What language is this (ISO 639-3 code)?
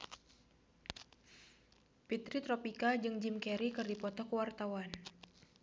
sun